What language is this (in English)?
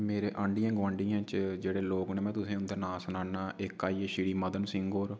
Dogri